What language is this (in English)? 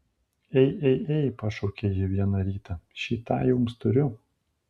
Lithuanian